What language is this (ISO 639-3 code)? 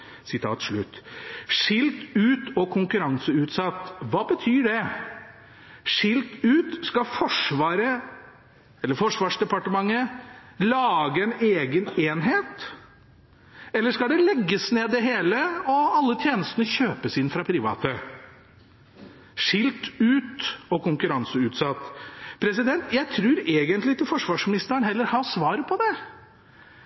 nob